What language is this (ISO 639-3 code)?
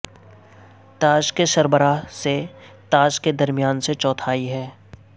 urd